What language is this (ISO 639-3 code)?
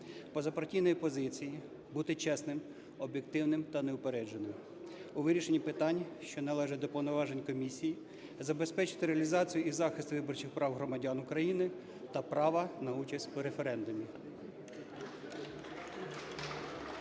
ukr